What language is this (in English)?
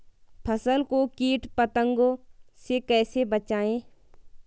Hindi